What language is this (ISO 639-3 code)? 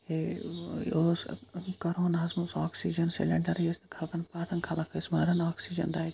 kas